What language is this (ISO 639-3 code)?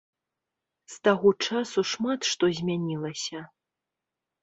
bel